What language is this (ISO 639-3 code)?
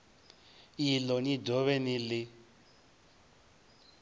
ven